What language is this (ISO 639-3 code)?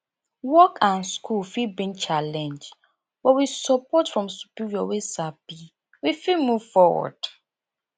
pcm